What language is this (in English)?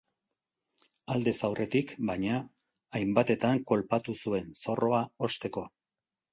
Basque